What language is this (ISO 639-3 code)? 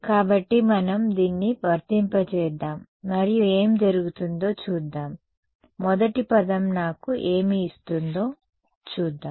tel